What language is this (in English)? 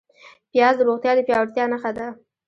Pashto